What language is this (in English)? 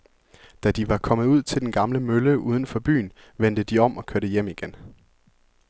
Danish